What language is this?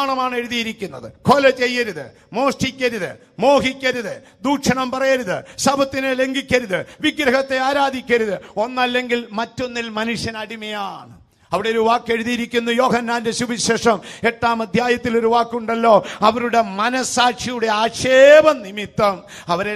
Turkish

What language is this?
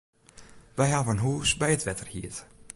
Western Frisian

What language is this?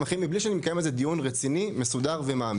Hebrew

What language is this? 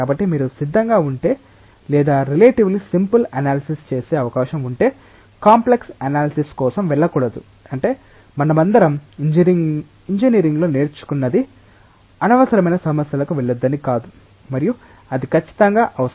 Telugu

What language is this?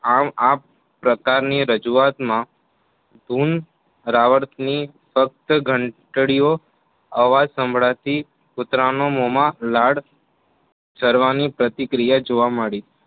Gujarati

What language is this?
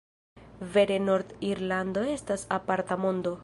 Esperanto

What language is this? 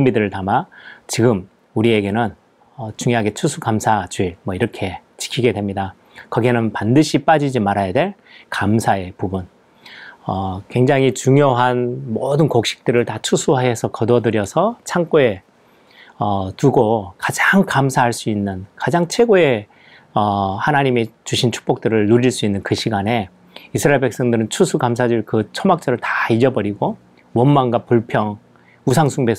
Korean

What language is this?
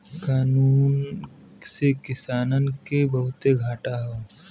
Bhojpuri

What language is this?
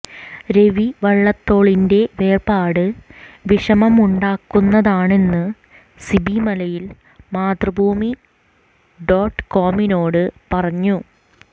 Malayalam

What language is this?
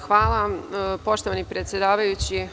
Serbian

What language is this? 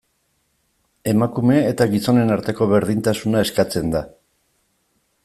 Basque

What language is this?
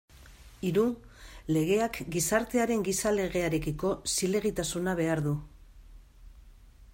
Basque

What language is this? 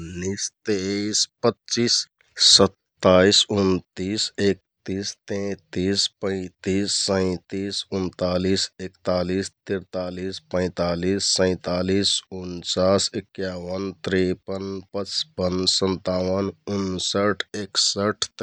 Kathoriya Tharu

